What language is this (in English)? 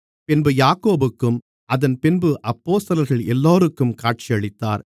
Tamil